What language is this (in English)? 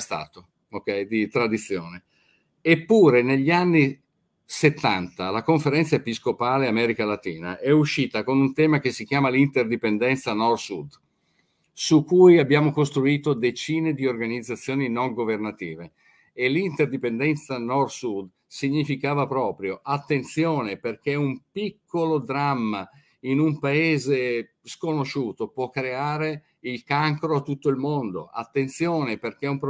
Italian